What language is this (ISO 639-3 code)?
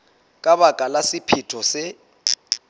sot